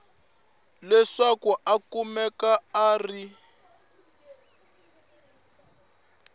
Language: Tsonga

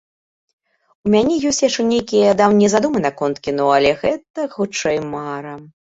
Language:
Belarusian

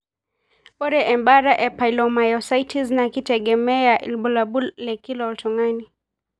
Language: Masai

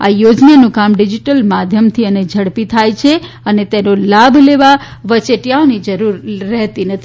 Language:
Gujarati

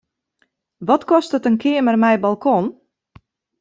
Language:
Western Frisian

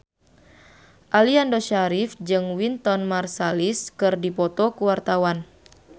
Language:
Sundanese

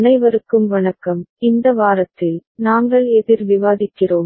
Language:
Tamil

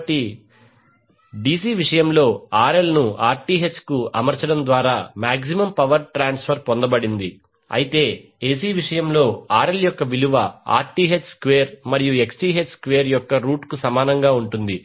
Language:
Telugu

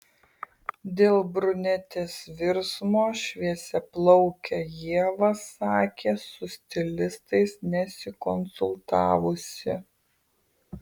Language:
Lithuanian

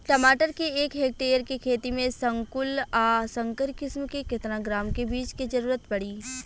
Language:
Bhojpuri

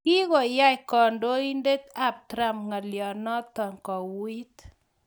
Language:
Kalenjin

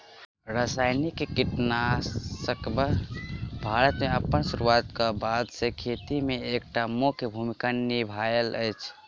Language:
Maithili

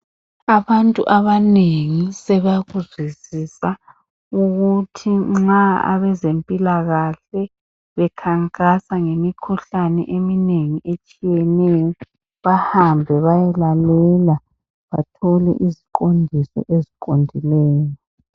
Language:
North Ndebele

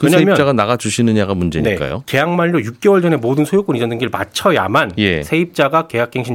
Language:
Korean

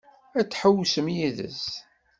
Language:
Kabyle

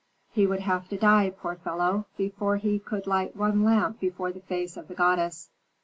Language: English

